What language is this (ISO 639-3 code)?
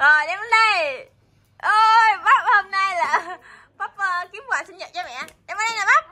vie